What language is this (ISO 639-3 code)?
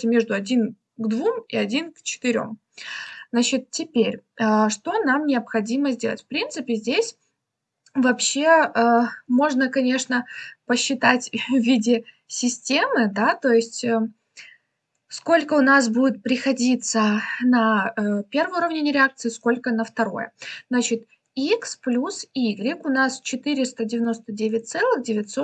rus